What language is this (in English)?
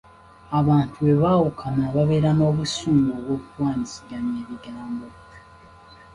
Ganda